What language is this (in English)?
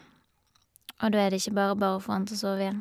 Norwegian